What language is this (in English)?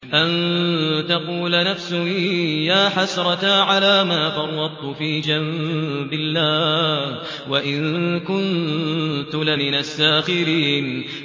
Arabic